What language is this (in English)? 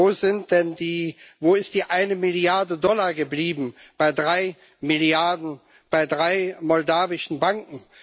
German